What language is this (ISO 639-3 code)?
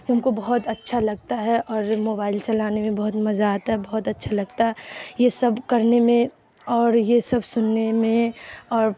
urd